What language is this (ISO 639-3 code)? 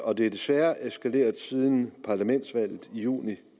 dan